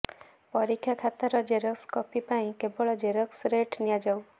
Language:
Odia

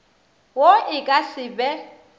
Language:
Northern Sotho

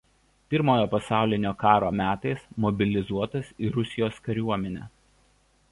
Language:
Lithuanian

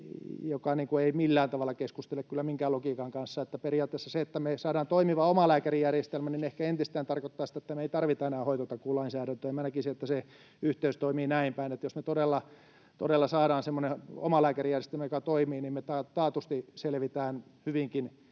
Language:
Finnish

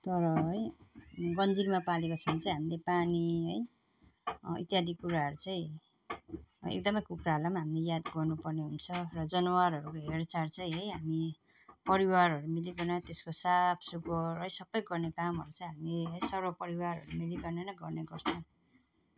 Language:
Nepali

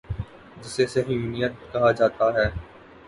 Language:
Urdu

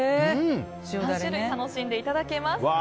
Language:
Japanese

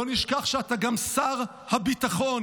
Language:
Hebrew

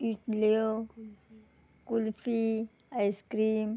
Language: Konkani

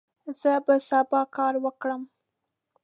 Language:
Pashto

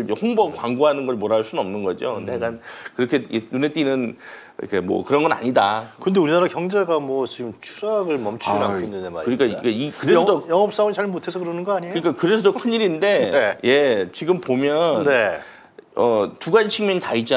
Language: Korean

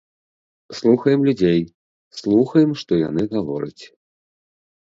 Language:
Belarusian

